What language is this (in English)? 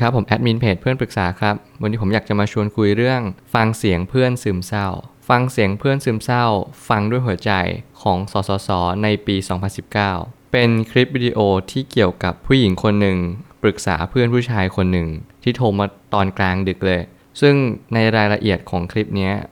Thai